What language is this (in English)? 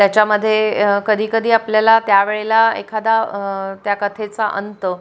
Marathi